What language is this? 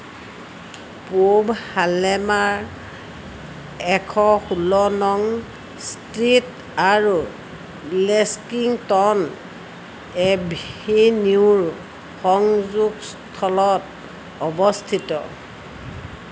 Assamese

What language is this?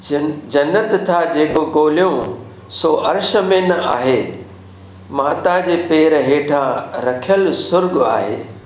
Sindhi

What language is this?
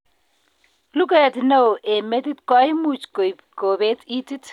Kalenjin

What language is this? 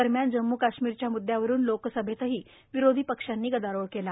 Marathi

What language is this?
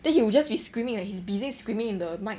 English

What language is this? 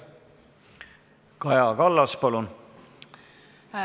Estonian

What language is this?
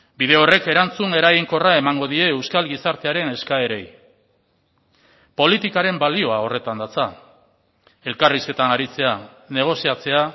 Basque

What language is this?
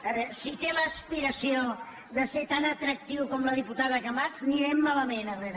Catalan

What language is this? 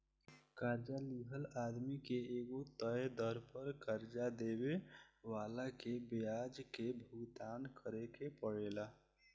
Bhojpuri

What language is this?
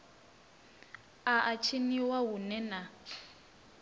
Venda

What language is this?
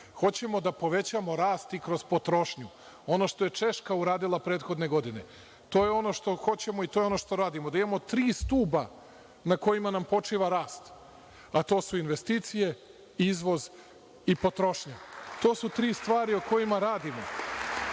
Serbian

